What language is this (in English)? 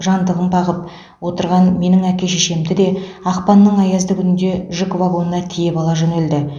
Kazakh